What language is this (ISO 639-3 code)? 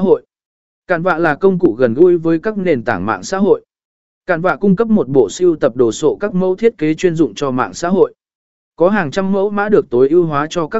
vie